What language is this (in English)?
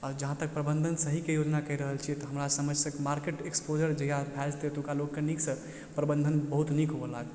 Maithili